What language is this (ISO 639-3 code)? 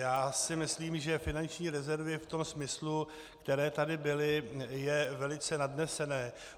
ces